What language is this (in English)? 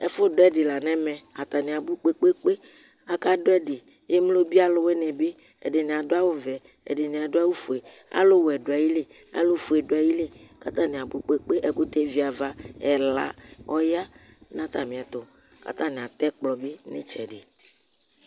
Ikposo